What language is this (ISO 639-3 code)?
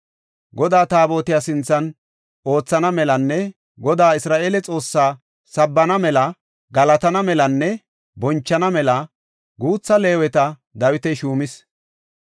gof